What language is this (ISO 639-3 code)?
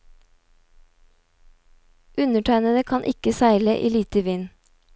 nor